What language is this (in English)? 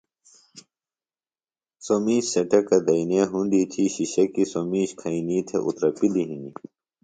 Phalura